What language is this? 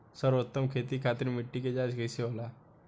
Bhojpuri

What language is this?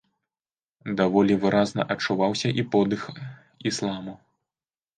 Belarusian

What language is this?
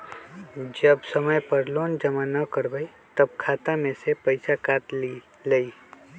Magahi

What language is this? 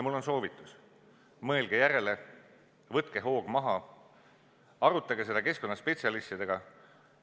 Estonian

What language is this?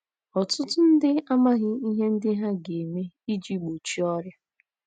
Igbo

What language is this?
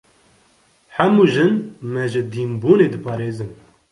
Kurdish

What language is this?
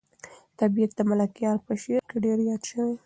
Pashto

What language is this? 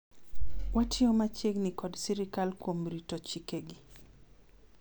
Luo (Kenya and Tanzania)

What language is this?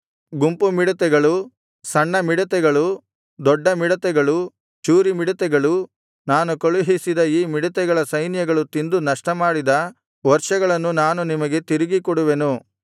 Kannada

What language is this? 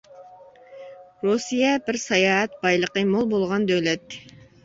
Uyghur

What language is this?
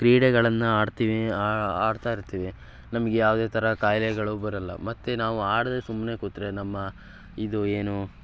Kannada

